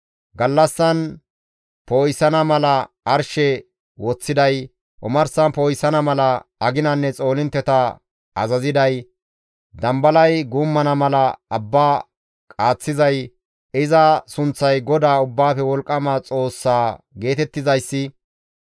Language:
Gamo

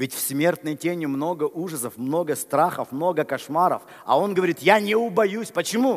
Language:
Russian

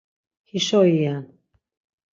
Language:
Laz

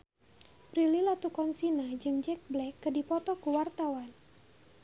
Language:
Sundanese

